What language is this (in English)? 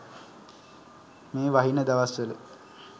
Sinhala